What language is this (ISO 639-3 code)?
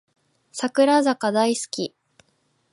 jpn